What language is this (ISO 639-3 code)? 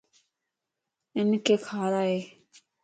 lss